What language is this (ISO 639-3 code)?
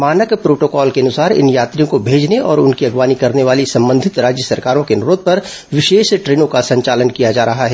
hin